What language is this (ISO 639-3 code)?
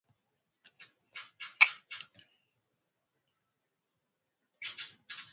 swa